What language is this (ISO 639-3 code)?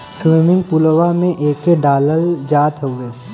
bho